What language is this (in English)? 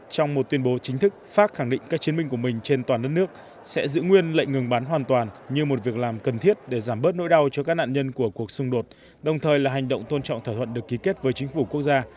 Vietnamese